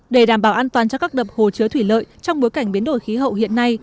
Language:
Vietnamese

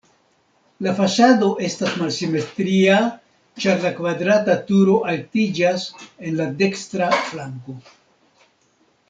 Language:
Esperanto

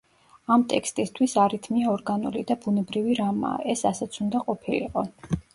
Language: Georgian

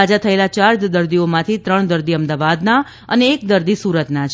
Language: Gujarati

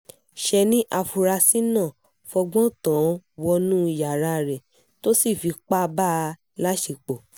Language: Yoruba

